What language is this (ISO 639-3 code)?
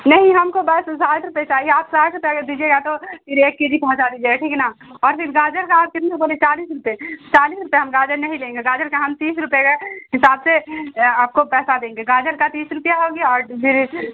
urd